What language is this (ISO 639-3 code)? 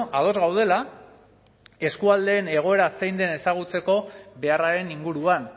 eus